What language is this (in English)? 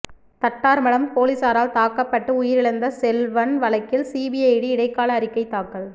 Tamil